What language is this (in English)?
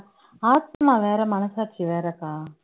Tamil